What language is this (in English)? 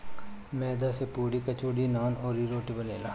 Bhojpuri